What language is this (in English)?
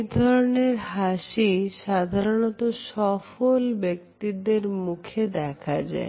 Bangla